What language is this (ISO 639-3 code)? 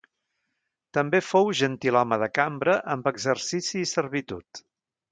cat